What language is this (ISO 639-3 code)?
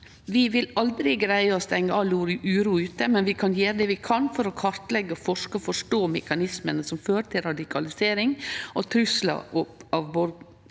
nor